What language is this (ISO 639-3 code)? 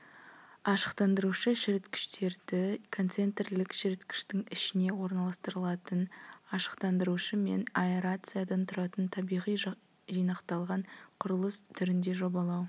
kaz